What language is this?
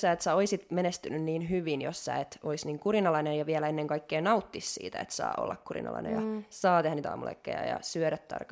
Finnish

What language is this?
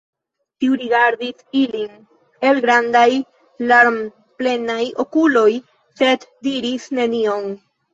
Esperanto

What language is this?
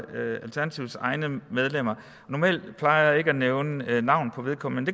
Danish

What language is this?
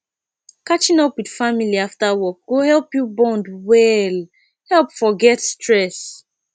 Nigerian Pidgin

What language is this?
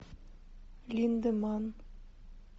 Russian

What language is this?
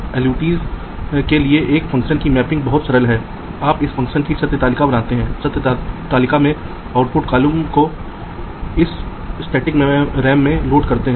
Hindi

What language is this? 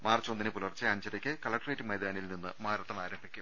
Malayalam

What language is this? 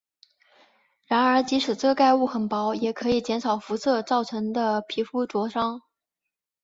Chinese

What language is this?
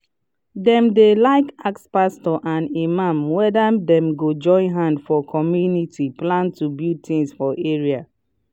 Nigerian Pidgin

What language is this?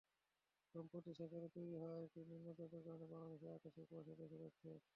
Bangla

